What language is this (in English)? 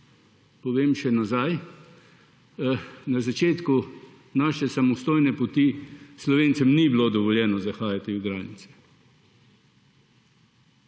Slovenian